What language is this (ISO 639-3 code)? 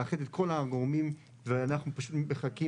heb